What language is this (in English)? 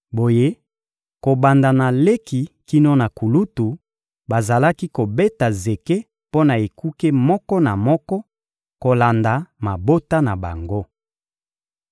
Lingala